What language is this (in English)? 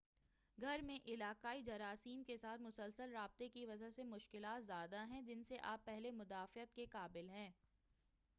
Urdu